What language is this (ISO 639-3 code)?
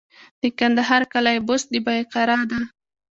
pus